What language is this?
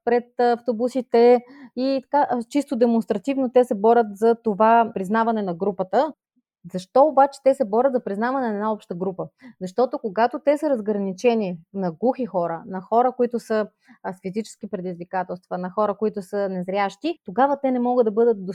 Bulgarian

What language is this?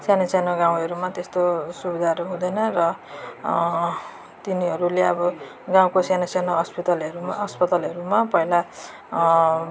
Nepali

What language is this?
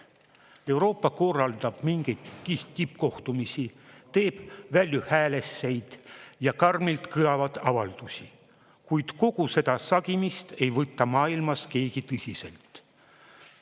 Estonian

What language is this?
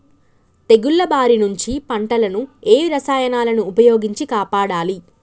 Telugu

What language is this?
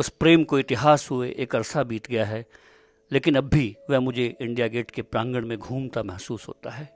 Hindi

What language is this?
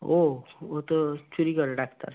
Bangla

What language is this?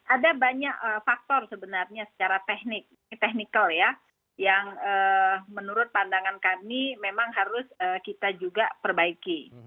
Indonesian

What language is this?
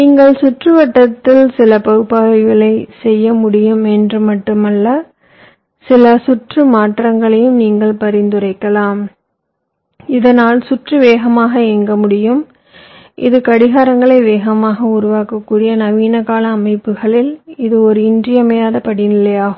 Tamil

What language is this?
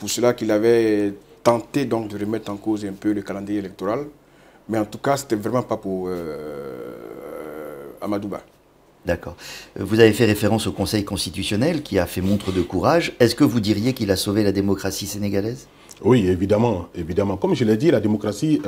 French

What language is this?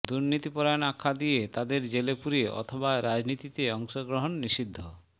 Bangla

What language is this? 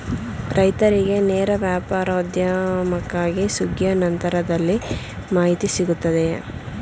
Kannada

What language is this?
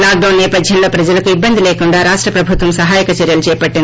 Telugu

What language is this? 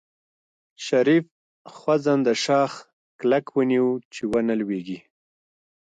Pashto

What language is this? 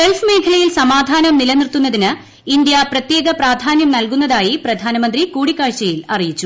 Malayalam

